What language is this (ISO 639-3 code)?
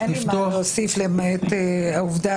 heb